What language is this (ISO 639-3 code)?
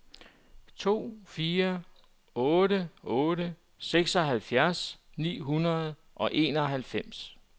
dan